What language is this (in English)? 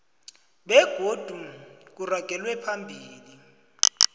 South Ndebele